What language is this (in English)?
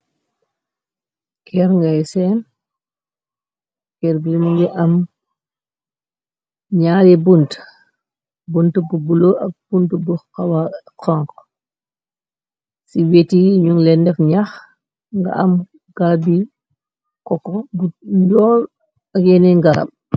Wolof